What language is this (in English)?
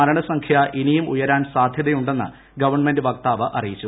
Malayalam